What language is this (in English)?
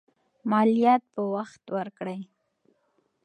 Pashto